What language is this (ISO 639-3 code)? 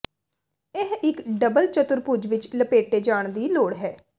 pan